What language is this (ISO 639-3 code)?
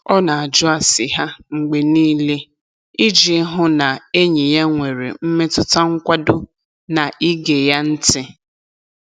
ibo